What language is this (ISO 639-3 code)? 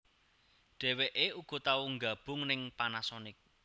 jav